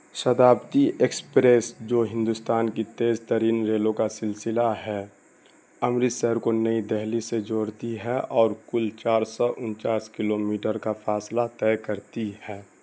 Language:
Urdu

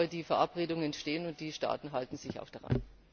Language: German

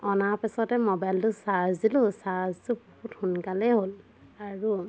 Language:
Assamese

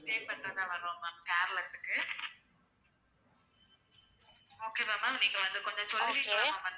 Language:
Tamil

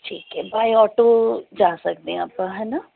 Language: Punjabi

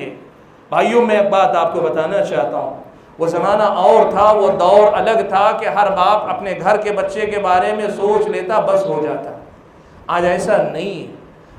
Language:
Hindi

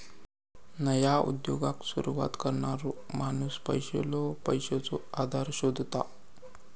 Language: Marathi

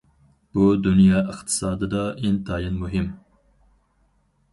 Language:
Uyghur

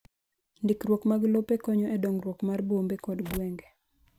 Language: Luo (Kenya and Tanzania)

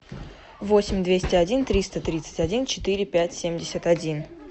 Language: Russian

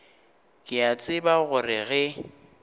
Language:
Northern Sotho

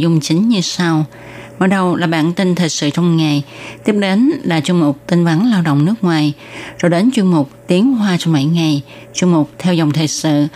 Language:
Vietnamese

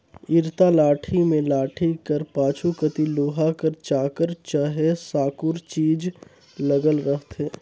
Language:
Chhattisgarhi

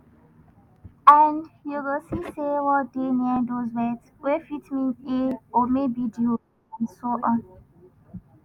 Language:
Nigerian Pidgin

